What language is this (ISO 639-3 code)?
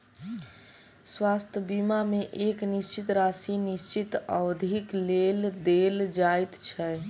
mai